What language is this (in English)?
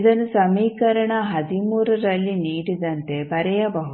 Kannada